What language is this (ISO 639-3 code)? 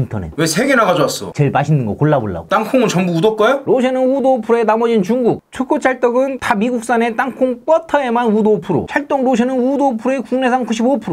kor